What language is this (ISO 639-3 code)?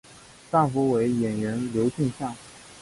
zho